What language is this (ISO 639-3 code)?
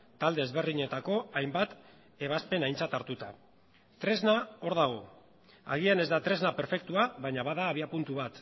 eus